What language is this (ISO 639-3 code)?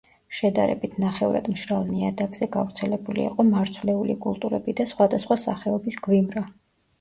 kat